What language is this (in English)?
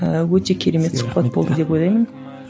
Kazakh